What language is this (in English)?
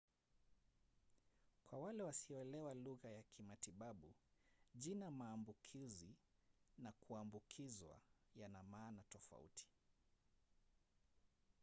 Swahili